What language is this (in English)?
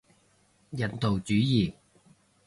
Cantonese